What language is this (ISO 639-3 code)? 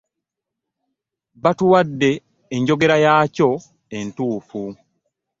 lug